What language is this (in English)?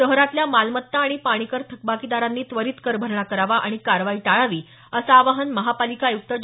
Marathi